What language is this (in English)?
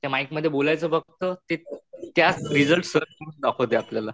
Marathi